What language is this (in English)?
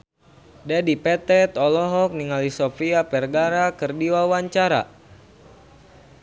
Sundanese